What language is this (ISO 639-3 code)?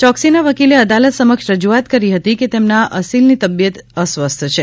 guj